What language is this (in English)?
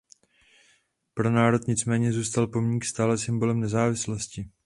Czech